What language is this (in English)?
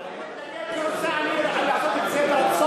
Hebrew